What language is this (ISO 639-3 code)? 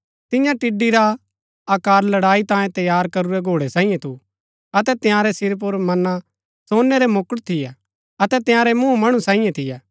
gbk